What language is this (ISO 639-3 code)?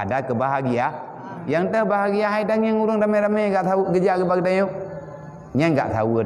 msa